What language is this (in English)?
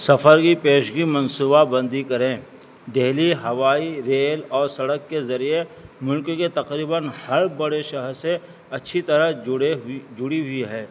Urdu